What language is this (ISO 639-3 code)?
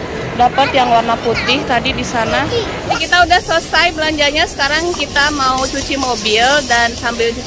ind